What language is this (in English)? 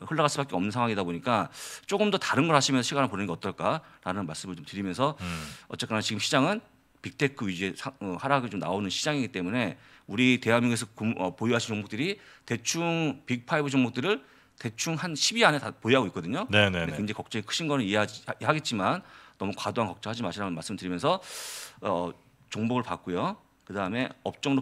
Korean